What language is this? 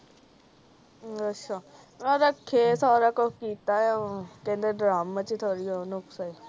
Punjabi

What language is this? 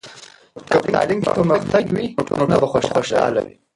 Pashto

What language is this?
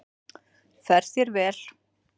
Icelandic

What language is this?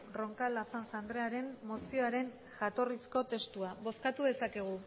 Basque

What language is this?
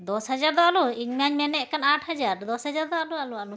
Santali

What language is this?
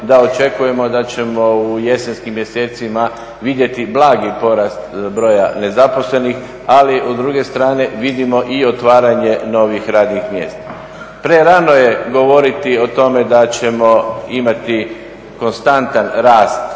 Croatian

